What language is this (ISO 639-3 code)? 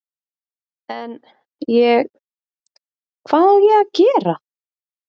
isl